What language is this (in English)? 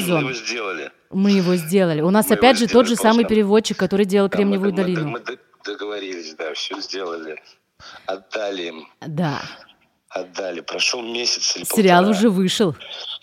Russian